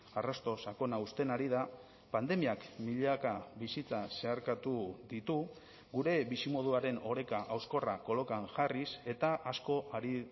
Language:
Basque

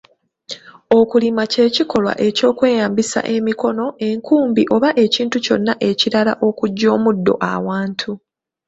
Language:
Ganda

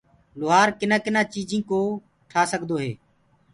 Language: Gurgula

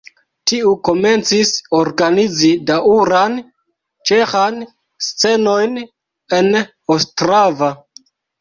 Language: Esperanto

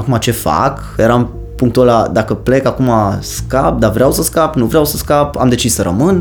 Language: Romanian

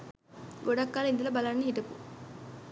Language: Sinhala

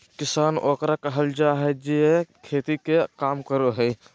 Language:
Magahi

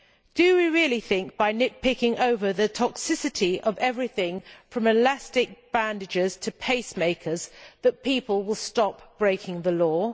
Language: English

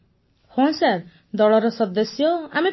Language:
Odia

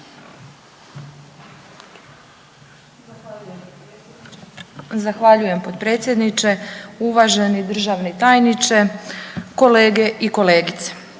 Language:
Croatian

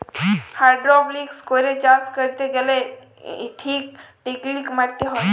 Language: Bangla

